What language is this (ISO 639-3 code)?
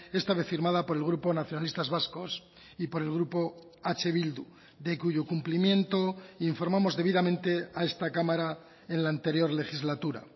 spa